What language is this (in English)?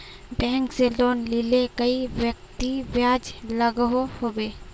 Magahi